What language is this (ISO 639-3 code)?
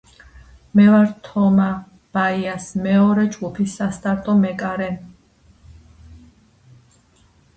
kat